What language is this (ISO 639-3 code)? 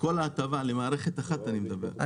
heb